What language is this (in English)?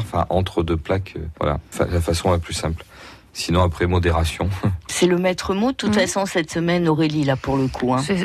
French